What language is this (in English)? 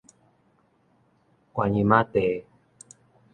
Min Nan Chinese